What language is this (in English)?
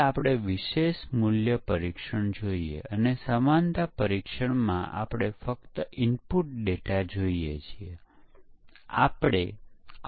Gujarati